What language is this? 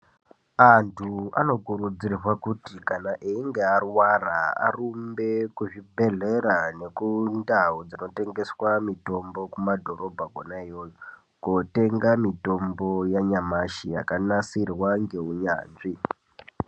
Ndau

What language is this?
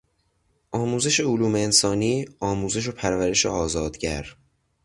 Persian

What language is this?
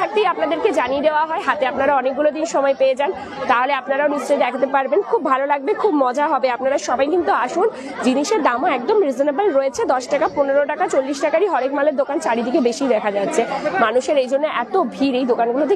Bangla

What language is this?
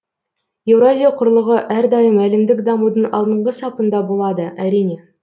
Kazakh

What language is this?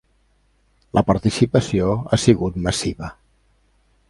Catalan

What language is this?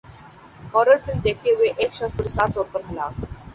Urdu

